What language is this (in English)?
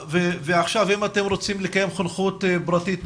Hebrew